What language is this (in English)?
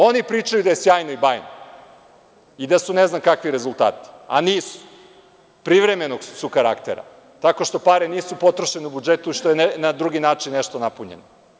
Serbian